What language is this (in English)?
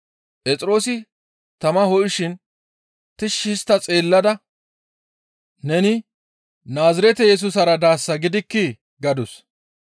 Gamo